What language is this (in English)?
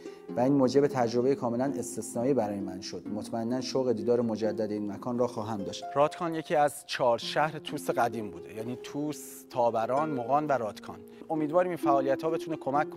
Persian